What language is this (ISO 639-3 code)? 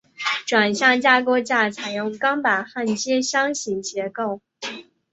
zho